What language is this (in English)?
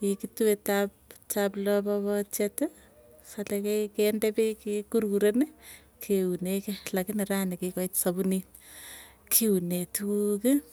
Tugen